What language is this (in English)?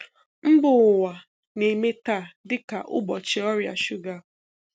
Igbo